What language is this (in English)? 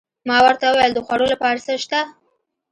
Pashto